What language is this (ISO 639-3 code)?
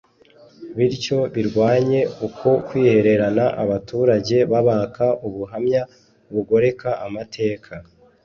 kin